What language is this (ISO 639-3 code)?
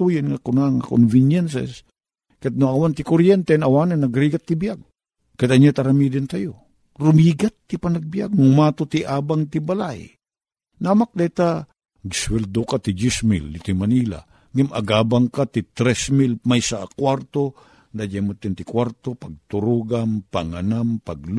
fil